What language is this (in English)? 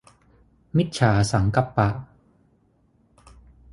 Thai